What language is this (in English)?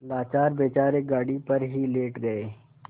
Hindi